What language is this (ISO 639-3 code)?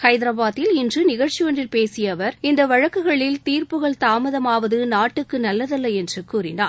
tam